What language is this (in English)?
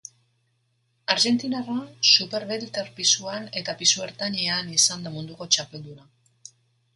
Basque